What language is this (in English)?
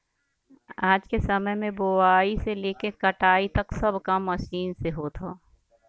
Bhojpuri